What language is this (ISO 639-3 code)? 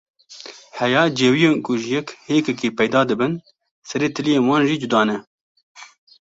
kur